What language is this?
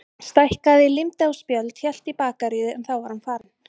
Icelandic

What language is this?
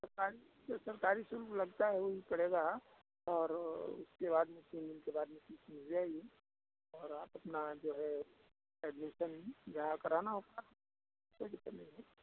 Hindi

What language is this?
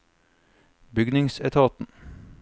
Norwegian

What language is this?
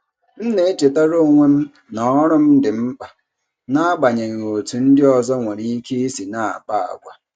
Igbo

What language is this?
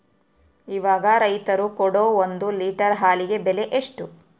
Kannada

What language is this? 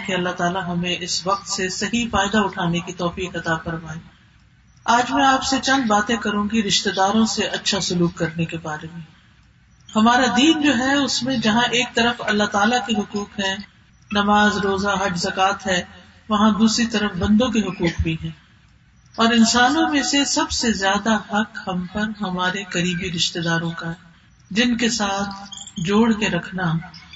Urdu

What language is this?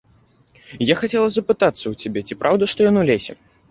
Belarusian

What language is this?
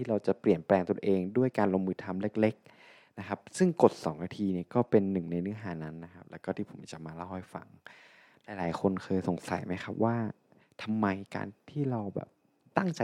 Thai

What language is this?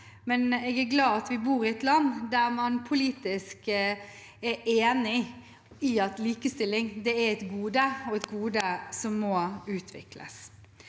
Norwegian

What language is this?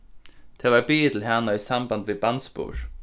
Faroese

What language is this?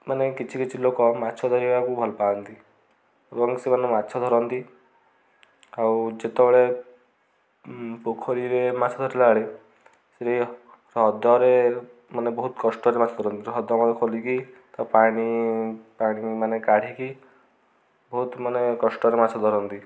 Odia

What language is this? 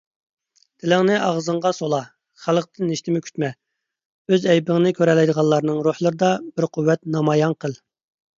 Uyghur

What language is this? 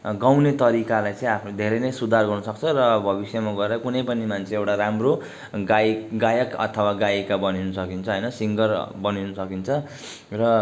Nepali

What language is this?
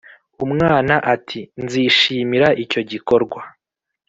Kinyarwanda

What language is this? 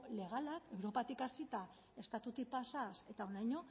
Basque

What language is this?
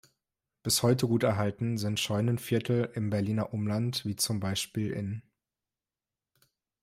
German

